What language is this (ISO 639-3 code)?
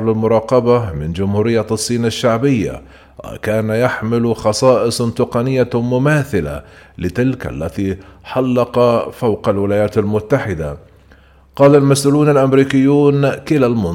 ara